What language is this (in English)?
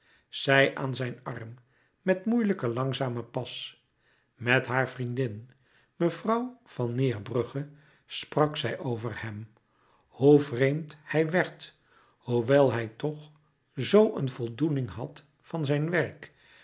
Dutch